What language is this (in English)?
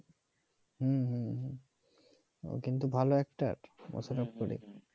Bangla